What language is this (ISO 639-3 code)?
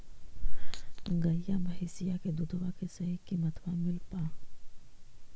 mag